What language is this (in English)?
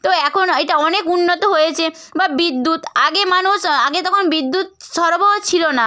Bangla